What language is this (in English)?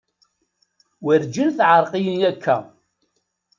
Kabyle